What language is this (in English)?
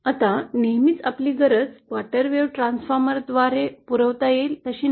Marathi